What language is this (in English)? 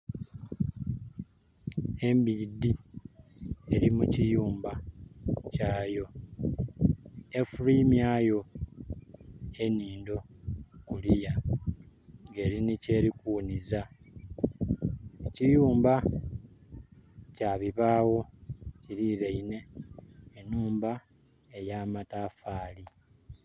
Soga